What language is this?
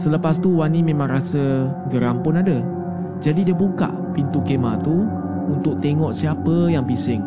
Malay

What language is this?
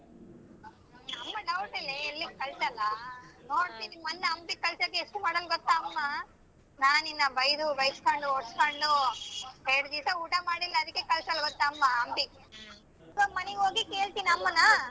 Kannada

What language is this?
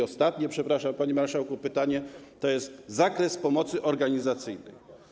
Polish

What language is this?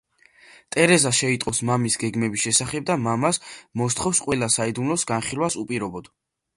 Georgian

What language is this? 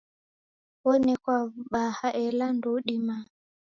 Taita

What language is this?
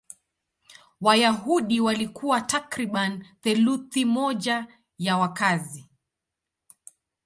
Swahili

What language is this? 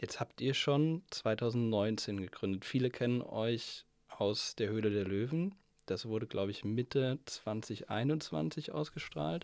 German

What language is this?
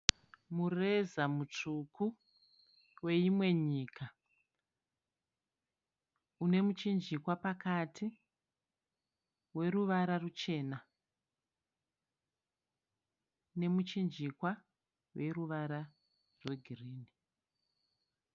Shona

